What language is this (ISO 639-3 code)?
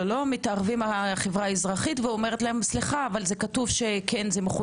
heb